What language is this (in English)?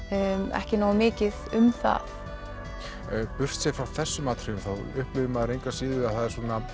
Icelandic